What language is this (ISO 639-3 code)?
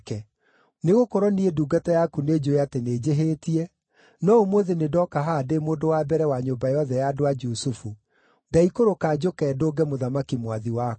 kik